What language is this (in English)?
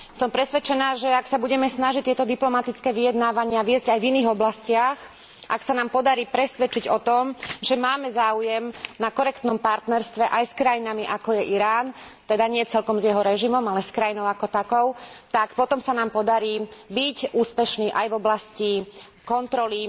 Slovak